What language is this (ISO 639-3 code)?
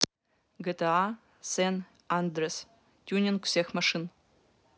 rus